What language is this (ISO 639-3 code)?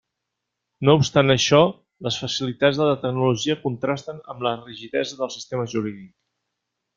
cat